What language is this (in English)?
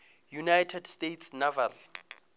Northern Sotho